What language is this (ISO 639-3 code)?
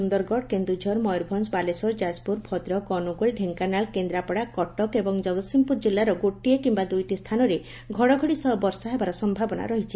ori